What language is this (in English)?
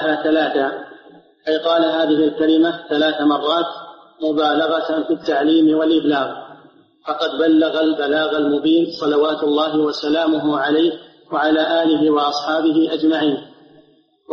Arabic